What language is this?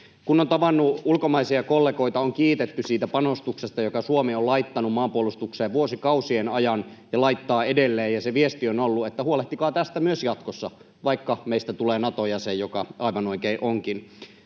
Finnish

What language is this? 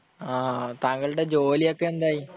Malayalam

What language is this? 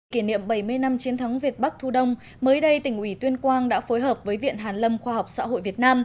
Vietnamese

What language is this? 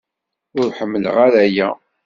Kabyle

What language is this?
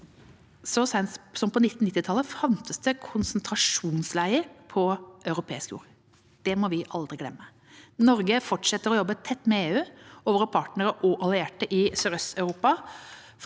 Norwegian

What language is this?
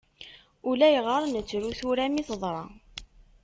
Kabyle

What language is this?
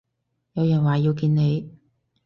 Cantonese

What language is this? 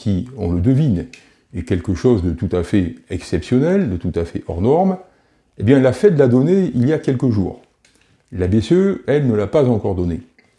French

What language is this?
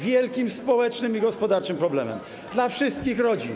Polish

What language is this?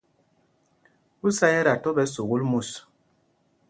Mpumpong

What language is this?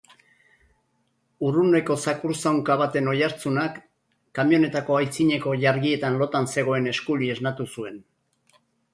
Basque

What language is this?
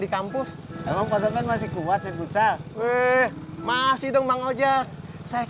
Indonesian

